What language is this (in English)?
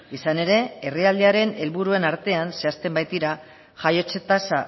Basque